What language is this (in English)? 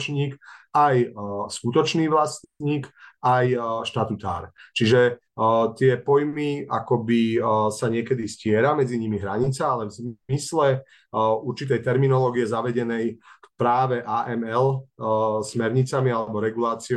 Slovak